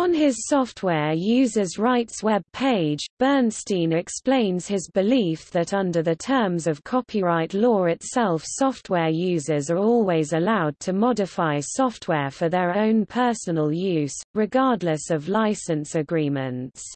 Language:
English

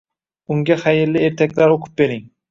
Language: Uzbek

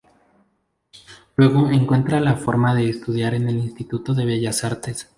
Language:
Spanish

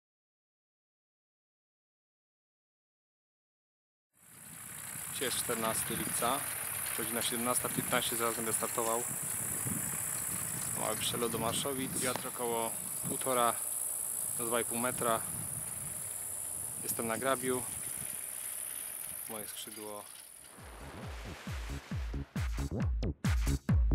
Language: Polish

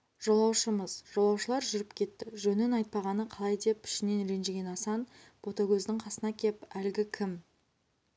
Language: Kazakh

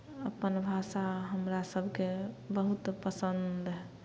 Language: Maithili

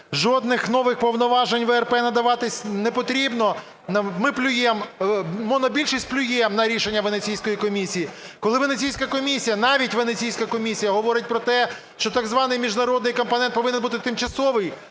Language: Ukrainian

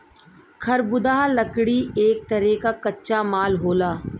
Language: Bhojpuri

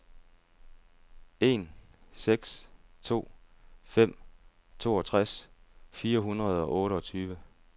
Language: Danish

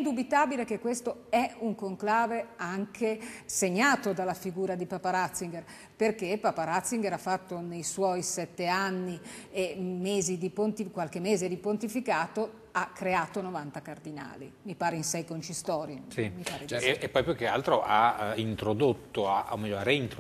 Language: Italian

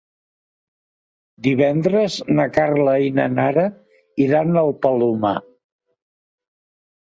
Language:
Catalan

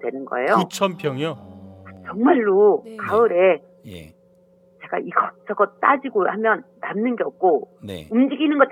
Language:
Korean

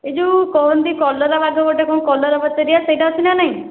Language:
Odia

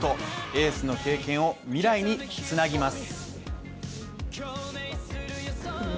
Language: Japanese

